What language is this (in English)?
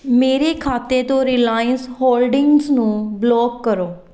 Punjabi